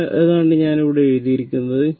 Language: Malayalam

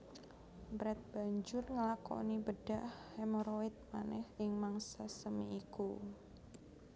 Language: Javanese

